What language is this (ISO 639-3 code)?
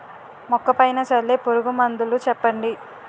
tel